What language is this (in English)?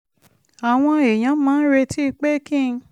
Yoruba